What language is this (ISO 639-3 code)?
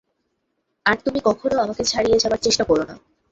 ben